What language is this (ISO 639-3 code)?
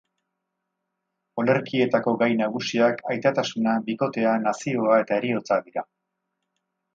eus